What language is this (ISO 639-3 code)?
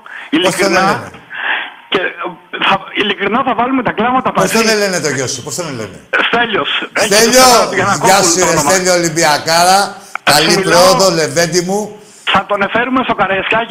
ell